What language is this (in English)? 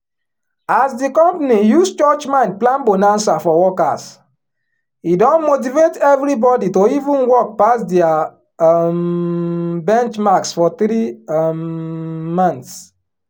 Nigerian Pidgin